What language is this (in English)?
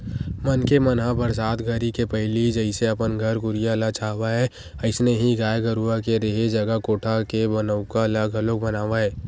Chhattisgarhi